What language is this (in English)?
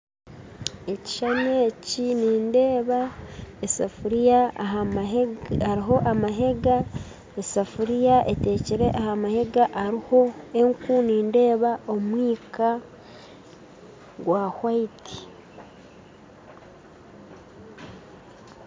Nyankole